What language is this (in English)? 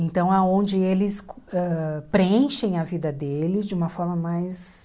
Portuguese